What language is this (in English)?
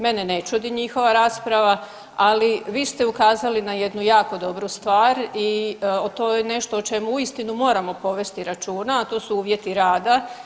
Croatian